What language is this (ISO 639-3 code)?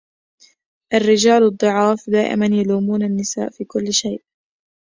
ara